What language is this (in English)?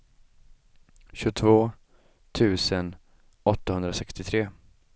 Swedish